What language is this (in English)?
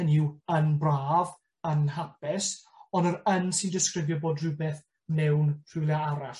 Welsh